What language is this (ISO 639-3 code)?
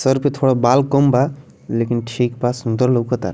bho